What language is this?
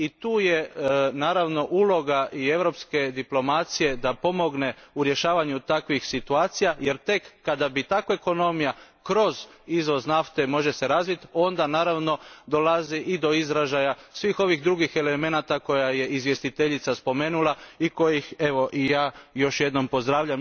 Croatian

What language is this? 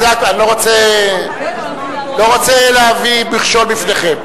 Hebrew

